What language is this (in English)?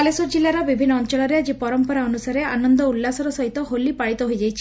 Odia